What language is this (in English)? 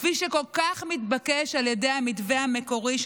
Hebrew